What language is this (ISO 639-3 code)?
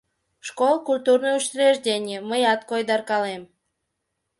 chm